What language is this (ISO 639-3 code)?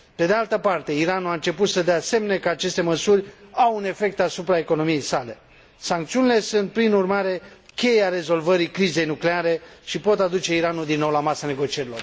ron